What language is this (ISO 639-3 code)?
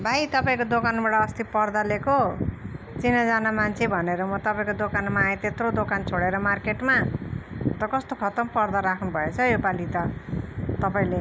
nep